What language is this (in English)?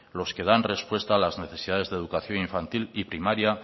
Spanish